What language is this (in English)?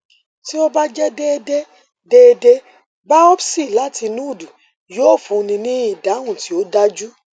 Yoruba